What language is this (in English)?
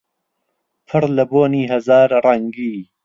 Central Kurdish